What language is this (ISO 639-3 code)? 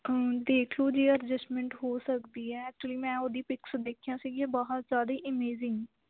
pan